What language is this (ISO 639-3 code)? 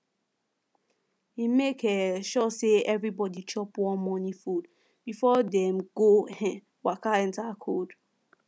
pcm